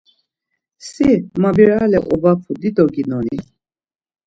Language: Laz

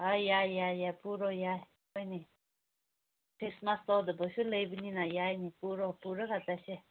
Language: Manipuri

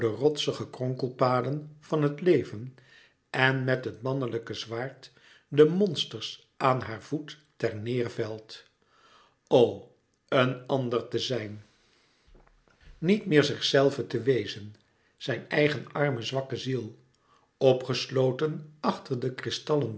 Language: Dutch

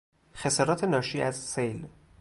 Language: Persian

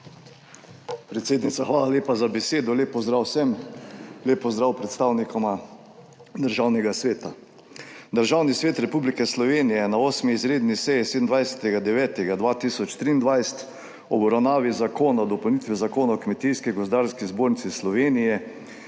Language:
Slovenian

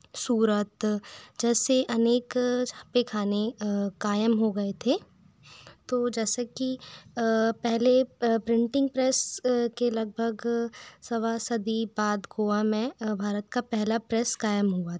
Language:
Hindi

